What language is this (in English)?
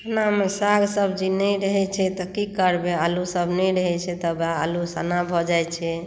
Maithili